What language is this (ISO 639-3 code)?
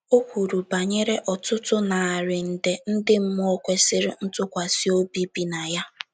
ibo